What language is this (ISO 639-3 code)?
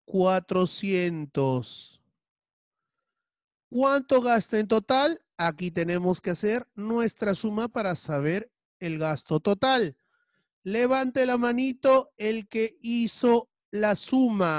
spa